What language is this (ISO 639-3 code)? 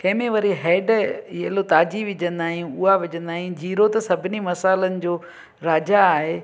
snd